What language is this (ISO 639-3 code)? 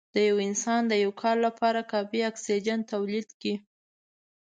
pus